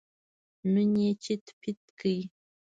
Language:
Pashto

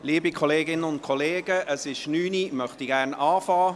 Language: Swiss German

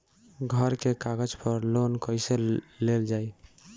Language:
Bhojpuri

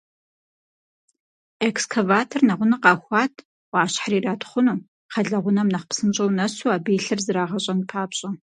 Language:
Kabardian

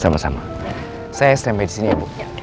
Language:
Indonesian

